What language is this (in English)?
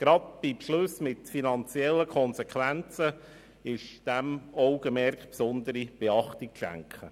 Swiss German